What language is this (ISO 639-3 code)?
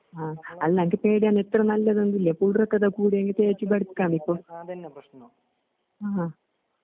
mal